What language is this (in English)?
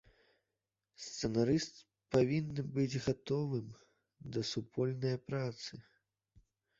Belarusian